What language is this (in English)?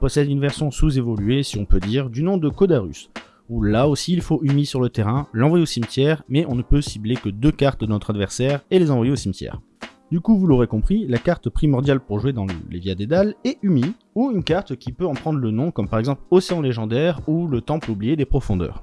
French